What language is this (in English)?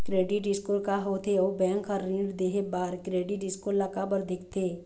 Chhattisgarhi